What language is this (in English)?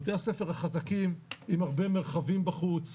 Hebrew